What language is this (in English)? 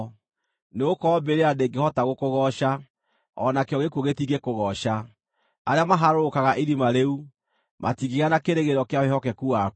Kikuyu